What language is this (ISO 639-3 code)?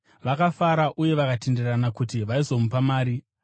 sna